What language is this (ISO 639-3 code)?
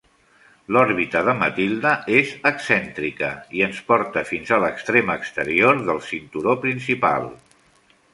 cat